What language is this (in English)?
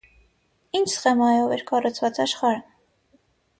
Armenian